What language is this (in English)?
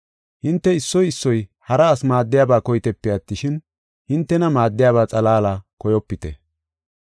Gofa